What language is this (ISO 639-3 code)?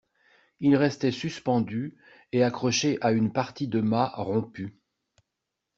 fra